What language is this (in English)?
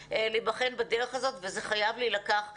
Hebrew